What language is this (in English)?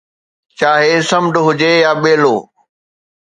Sindhi